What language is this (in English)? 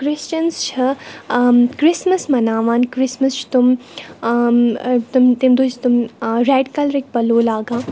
Kashmiri